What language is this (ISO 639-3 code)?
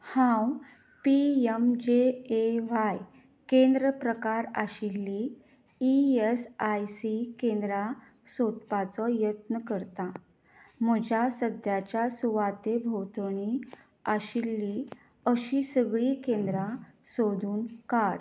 kok